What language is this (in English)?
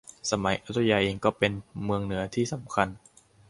Thai